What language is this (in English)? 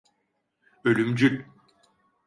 Turkish